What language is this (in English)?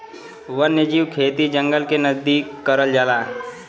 Bhojpuri